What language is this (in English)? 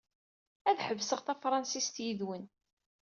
Kabyle